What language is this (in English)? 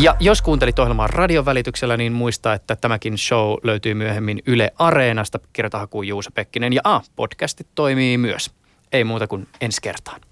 Finnish